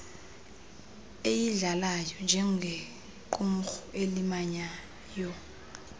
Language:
Xhosa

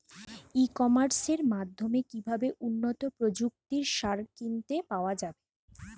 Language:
Bangla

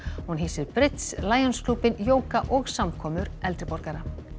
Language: Icelandic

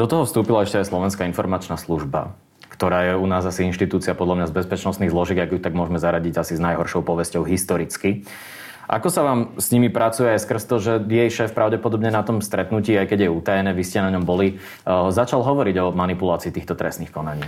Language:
Slovak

